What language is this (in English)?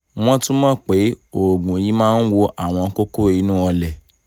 Yoruba